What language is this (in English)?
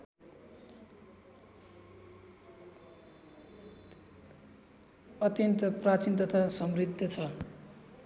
Nepali